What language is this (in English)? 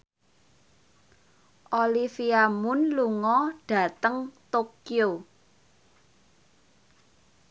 Javanese